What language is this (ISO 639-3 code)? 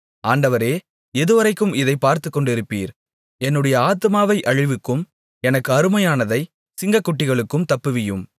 tam